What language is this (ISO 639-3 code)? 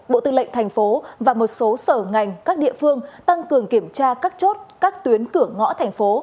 vie